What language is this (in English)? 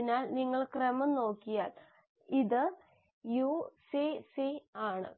Malayalam